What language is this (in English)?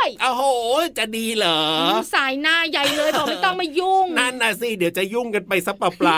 Thai